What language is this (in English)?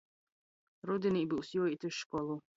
Latgalian